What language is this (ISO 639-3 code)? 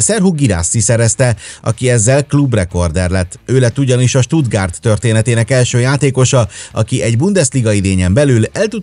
hun